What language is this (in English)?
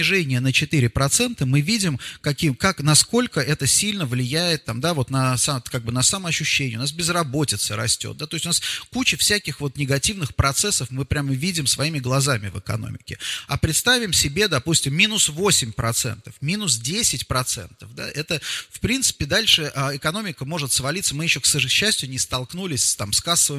Russian